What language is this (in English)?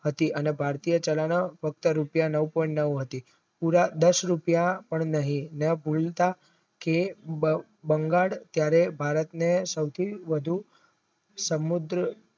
Gujarati